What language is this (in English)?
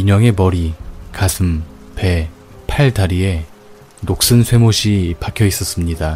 Korean